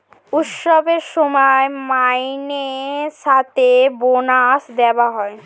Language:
Bangla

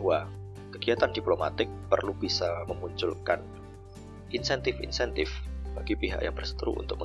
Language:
Indonesian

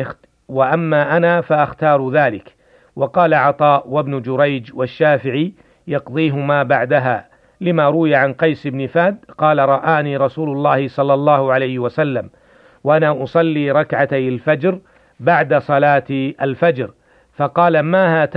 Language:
Arabic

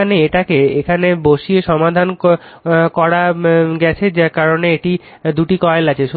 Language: Bangla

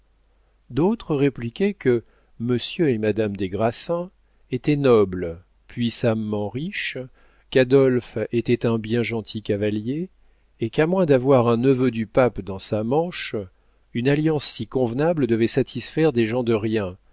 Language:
French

